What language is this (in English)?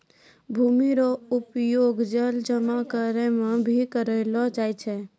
Maithili